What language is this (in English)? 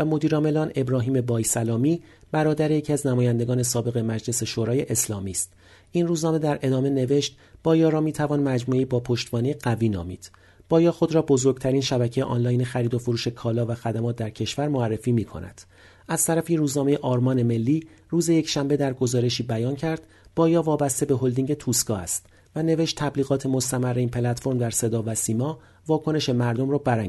Persian